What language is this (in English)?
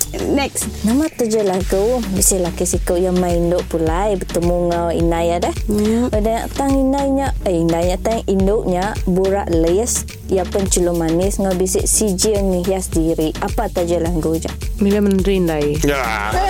Malay